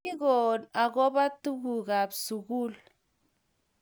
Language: Kalenjin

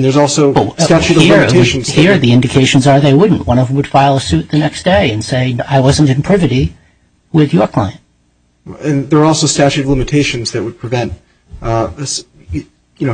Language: English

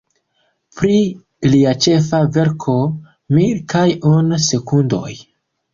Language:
Esperanto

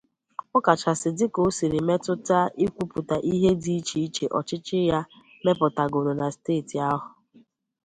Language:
Igbo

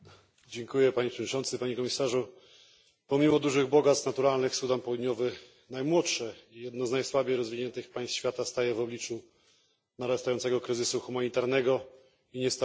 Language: Polish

